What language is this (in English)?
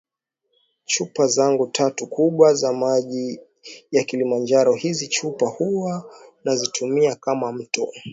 Swahili